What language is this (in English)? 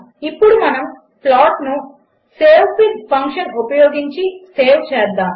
Telugu